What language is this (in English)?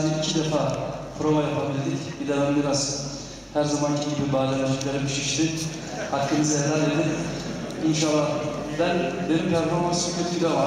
Turkish